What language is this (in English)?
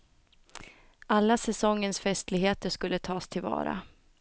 Swedish